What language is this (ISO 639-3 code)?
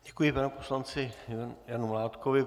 ces